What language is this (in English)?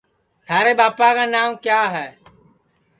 Sansi